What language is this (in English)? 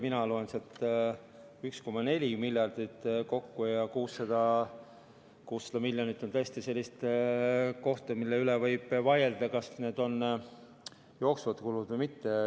Estonian